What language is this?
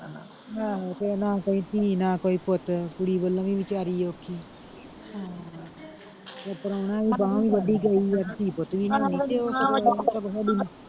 Punjabi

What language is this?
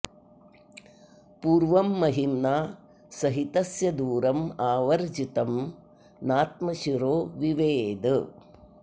Sanskrit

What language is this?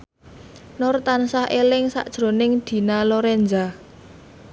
Javanese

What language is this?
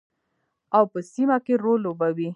Pashto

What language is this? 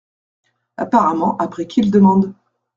French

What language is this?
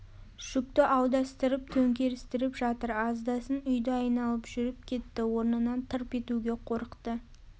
Kazakh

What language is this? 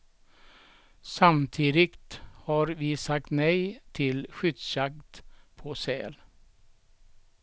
Swedish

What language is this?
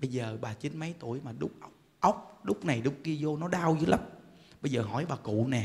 Vietnamese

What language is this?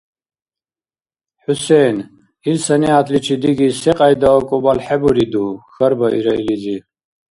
Dargwa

